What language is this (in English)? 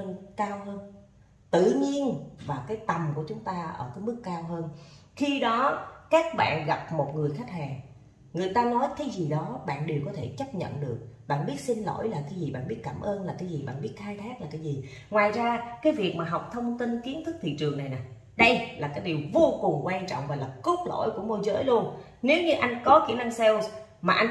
Vietnamese